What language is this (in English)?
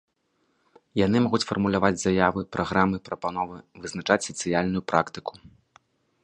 Belarusian